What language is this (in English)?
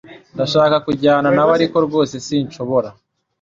Kinyarwanda